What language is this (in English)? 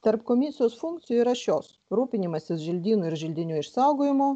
Lithuanian